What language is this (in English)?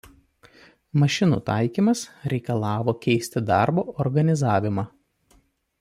Lithuanian